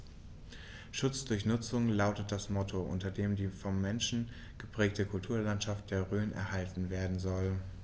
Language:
German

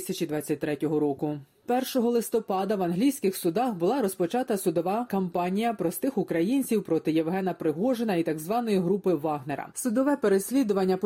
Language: Ukrainian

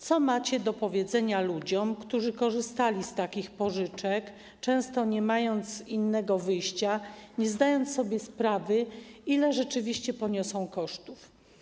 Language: Polish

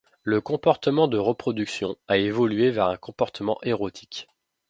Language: French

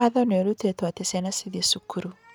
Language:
Kikuyu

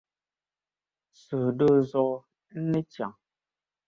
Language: Dagbani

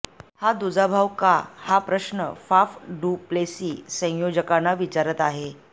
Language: Marathi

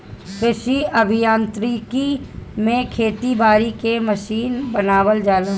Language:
Bhojpuri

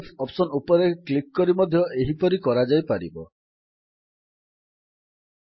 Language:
Odia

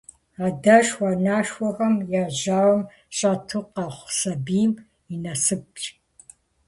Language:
Kabardian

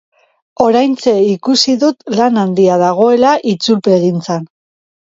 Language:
Basque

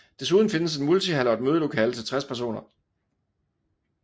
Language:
Danish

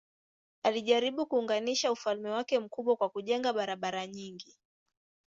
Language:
Swahili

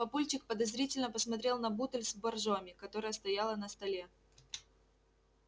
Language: Russian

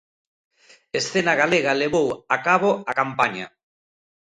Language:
Galician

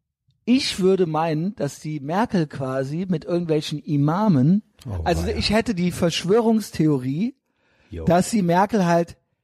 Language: German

